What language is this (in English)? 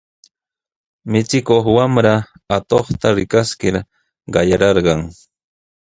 Sihuas Ancash Quechua